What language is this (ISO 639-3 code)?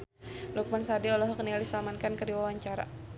sun